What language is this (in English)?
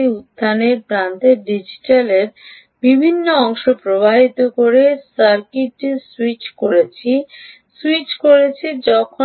Bangla